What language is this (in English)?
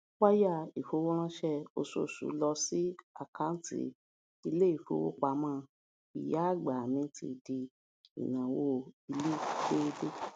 Yoruba